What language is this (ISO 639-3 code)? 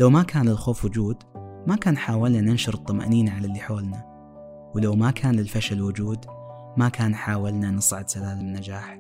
ara